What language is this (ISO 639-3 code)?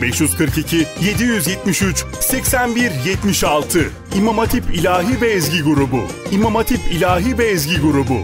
tur